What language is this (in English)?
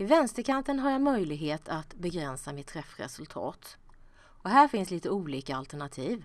Swedish